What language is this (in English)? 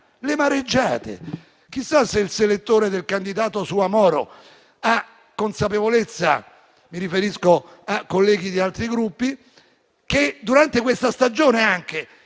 Italian